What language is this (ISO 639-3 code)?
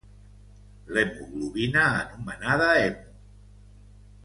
cat